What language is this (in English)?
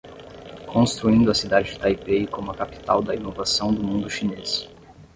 Portuguese